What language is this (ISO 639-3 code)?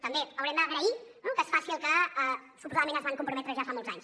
cat